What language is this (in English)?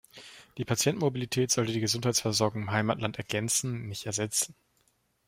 German